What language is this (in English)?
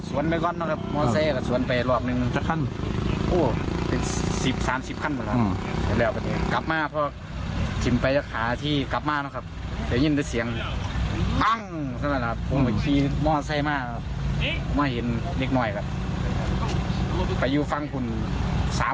Thai